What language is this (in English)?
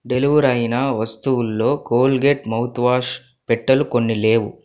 Telugu